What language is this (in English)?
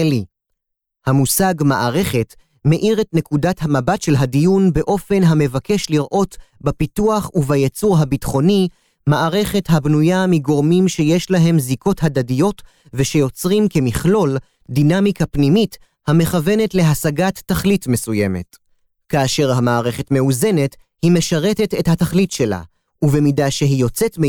Hebrew